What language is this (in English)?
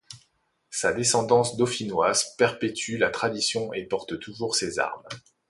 French